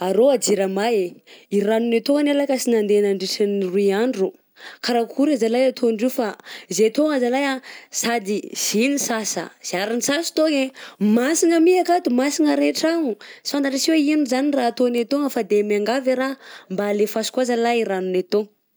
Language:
Southern Betsimisaraka Malagasy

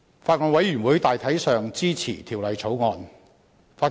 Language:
Cantonese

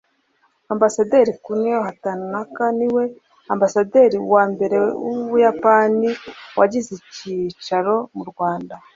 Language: Kinyarwanda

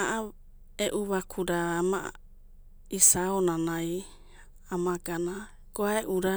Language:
Abadi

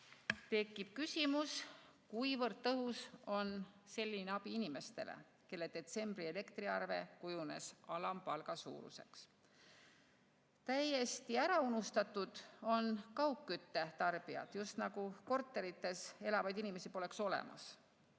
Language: Estonian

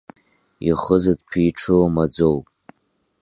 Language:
Abkhazian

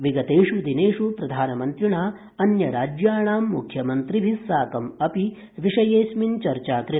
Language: Sanskrit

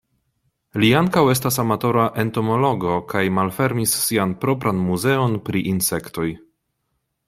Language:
Esperanto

